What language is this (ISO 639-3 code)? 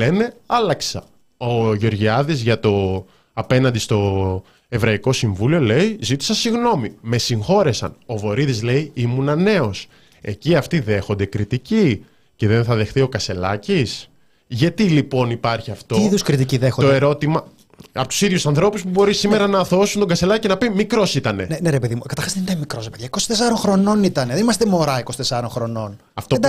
ell